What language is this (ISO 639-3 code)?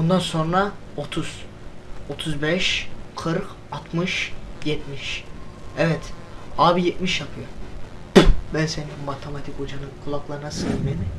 tur